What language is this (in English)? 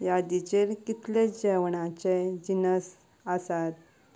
Konkani